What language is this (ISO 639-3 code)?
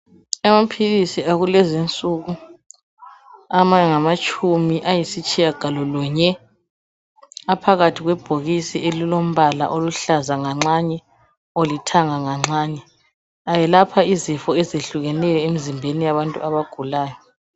nde